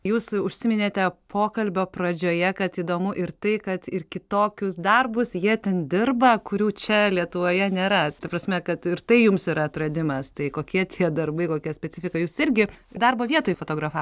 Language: Lithuanian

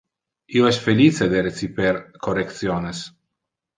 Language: Interlingua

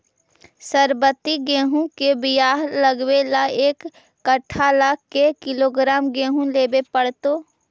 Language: Magahi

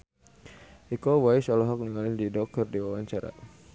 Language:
Sundanese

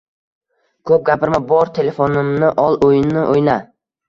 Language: Uzbek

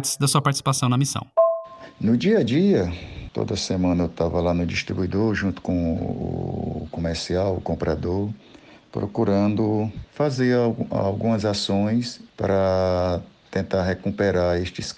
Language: Portuguese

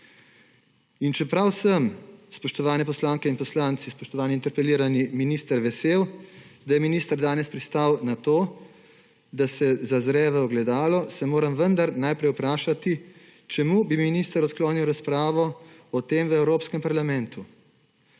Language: Slovenian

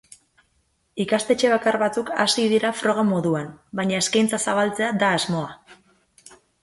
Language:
Basque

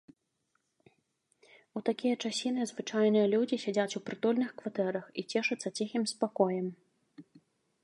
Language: Belarusian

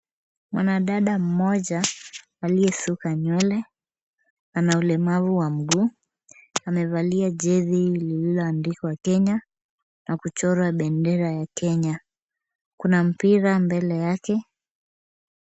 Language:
Swahili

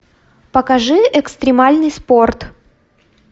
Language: Russian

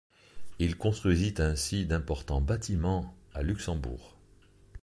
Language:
French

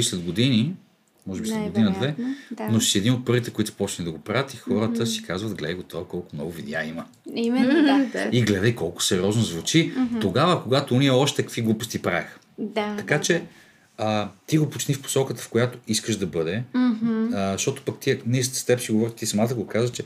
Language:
Bulgarian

